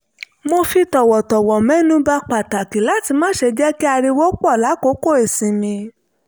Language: Yoruba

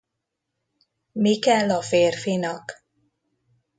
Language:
Hungarian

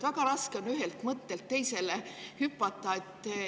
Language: Estonian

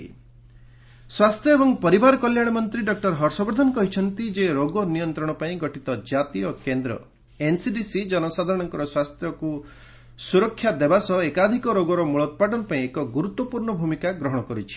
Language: Odia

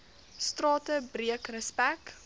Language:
Afrikaans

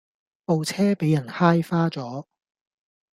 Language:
Cantonese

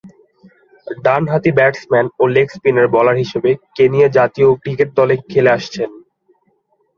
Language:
Bangla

